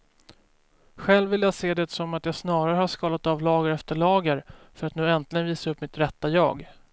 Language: Swedish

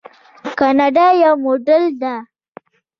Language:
Pashto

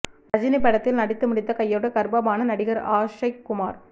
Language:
Tamil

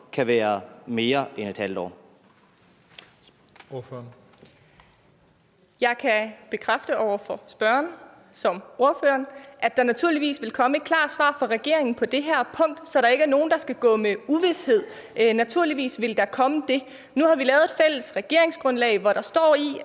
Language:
Danish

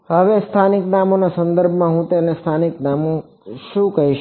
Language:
Gujarati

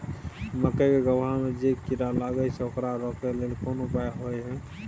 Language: Maithili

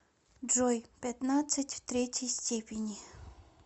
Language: Russian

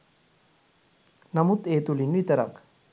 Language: Sinhala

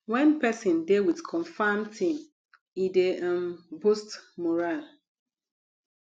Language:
Nigerian Pidgin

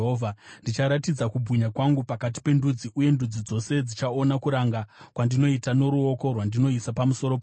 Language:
Shona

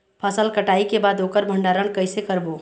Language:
Chhattisgarhi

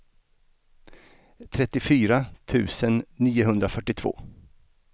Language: Swedish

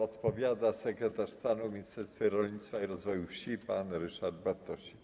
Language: Polish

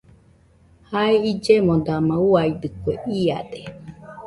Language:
Nüpode Huitoto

